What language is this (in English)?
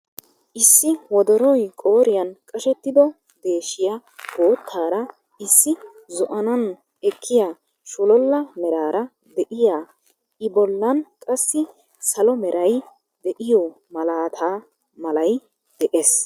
Wolaytta